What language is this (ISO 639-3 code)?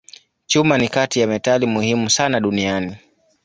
swa